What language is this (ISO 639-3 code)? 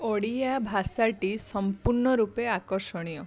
ori